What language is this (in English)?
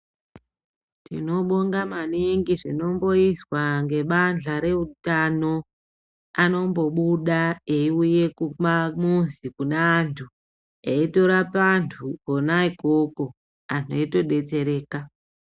Ndau